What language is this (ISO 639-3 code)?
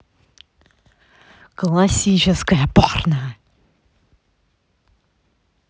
rus